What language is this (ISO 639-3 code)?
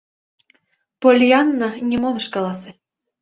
chm